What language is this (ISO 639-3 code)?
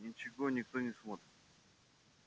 rus